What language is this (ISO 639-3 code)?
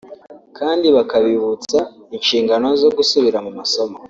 kin